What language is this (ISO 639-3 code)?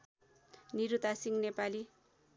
nep